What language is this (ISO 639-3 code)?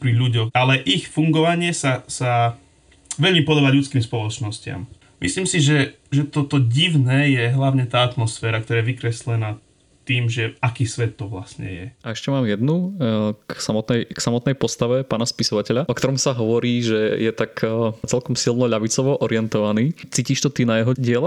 slk